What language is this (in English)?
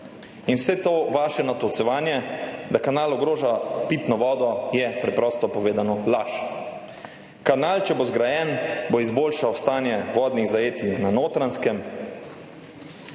Slovenian